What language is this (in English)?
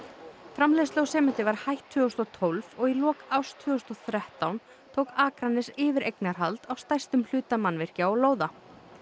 Icelandic